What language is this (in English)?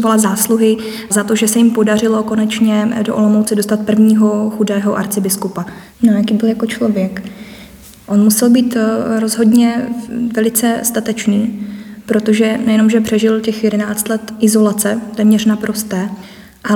Czech